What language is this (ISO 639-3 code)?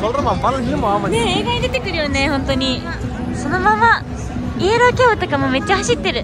jpn